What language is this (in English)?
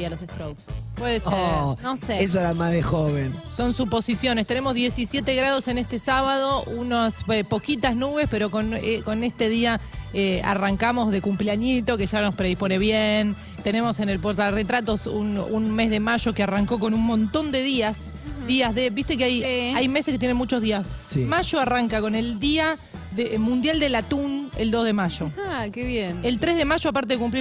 Spanish